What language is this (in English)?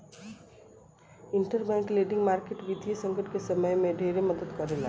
Bhojpuri